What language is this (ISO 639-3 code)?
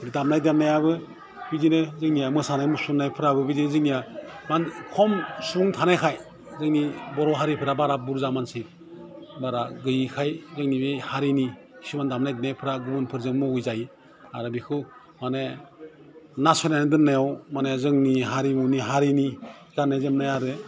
brx